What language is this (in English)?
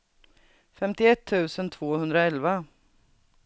Swedish